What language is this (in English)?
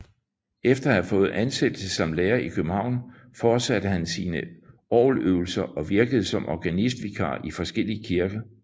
Danish